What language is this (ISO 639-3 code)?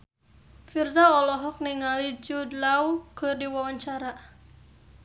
sun